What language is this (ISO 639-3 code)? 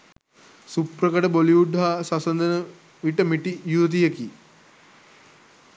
sin